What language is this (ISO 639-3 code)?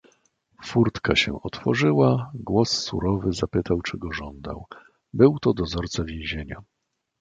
pol